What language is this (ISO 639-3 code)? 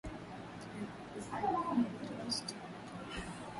swa